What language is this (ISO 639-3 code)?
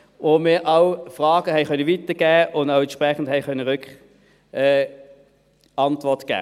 gsw